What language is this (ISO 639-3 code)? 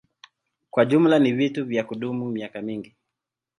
swa